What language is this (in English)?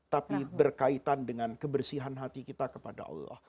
Indonesian